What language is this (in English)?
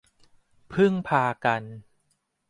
Thai